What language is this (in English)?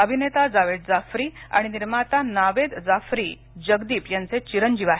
Marathi